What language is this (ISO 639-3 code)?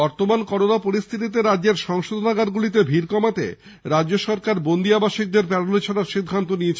ben